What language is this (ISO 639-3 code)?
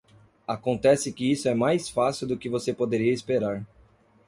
por